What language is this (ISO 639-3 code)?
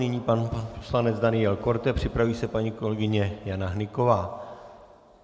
ces